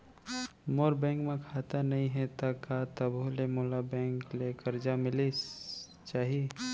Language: Chhattisgarhi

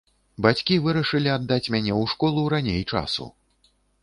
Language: Belarusian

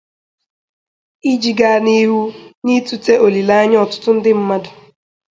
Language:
Igbo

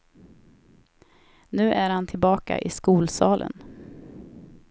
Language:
Swedish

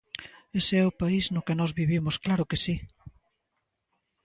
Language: Galician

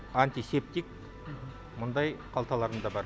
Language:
Kazakh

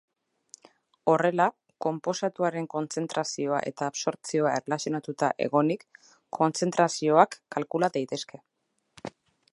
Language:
Basque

